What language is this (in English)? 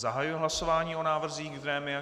Czech